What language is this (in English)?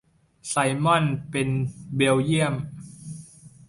Thai